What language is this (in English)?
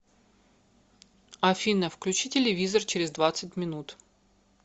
Russian